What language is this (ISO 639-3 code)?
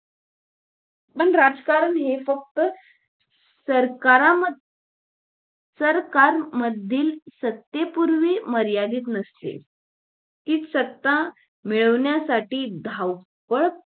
mar